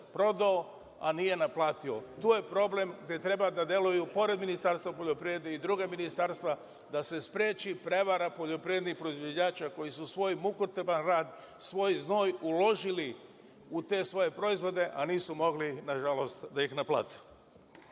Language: Serbian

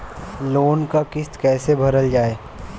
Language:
Bhojpuri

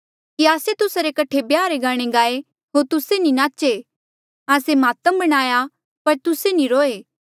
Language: Mandeali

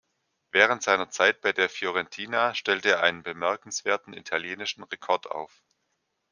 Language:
German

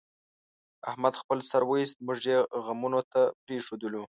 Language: Pashto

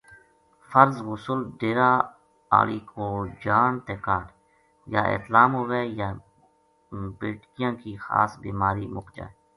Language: Gujari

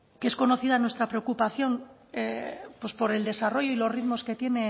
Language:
Spanish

